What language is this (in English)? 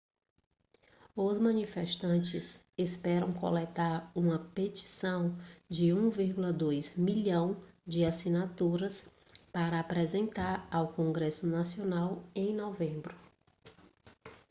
Portuguese